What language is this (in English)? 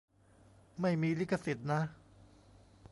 Thai